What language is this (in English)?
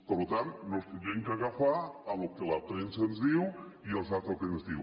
Catalan